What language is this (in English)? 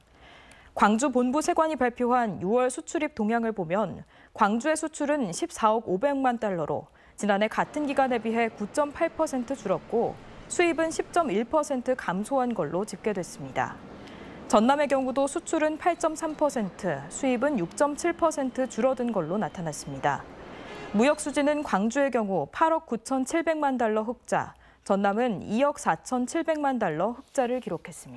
Korean